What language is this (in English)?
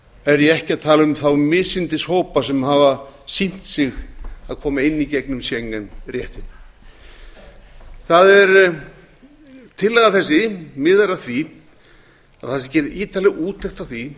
Icelandic